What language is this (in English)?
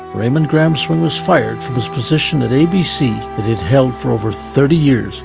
English